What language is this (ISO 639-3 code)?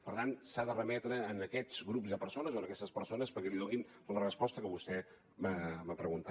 cat